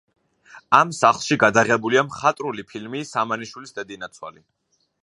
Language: Georgian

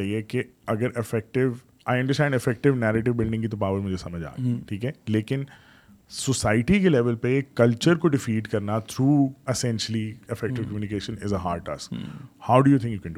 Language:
Urdu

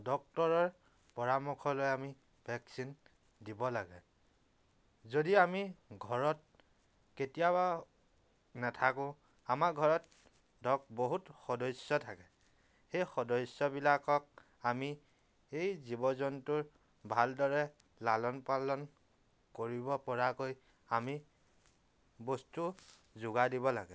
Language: Assamese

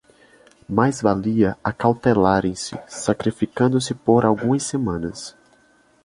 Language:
Portuguese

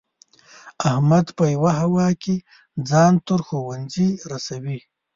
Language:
Pashto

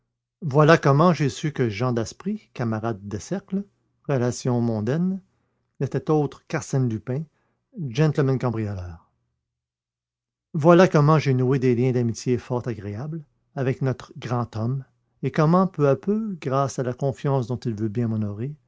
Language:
French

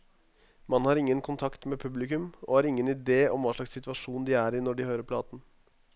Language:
Norwegian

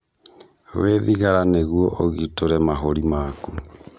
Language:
Kikuyu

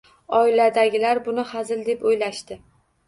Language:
Uzbek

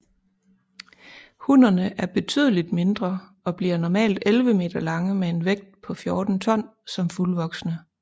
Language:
Danish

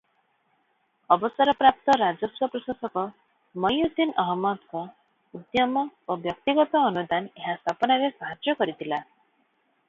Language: Odia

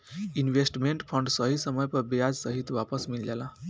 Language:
Bhojpuri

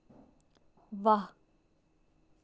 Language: Dogri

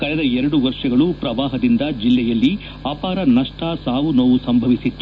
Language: Kannada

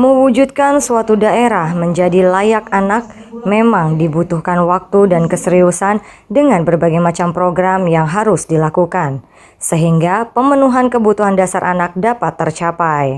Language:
Indonesian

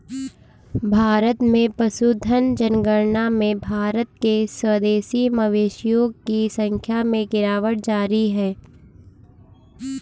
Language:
Hindi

